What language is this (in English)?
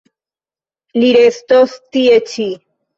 Esperanto